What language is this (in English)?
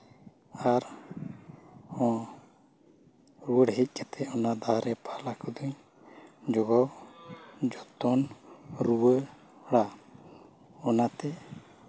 Santali